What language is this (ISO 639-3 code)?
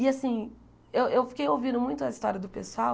por